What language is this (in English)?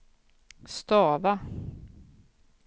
Swedish